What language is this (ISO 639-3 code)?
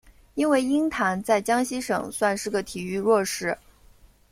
zho